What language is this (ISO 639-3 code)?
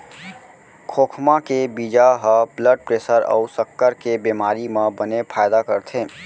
hne